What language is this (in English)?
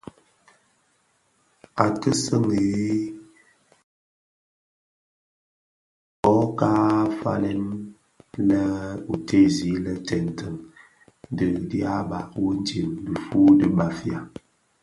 Bafia